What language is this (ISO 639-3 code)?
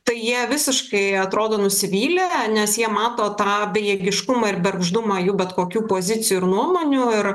lit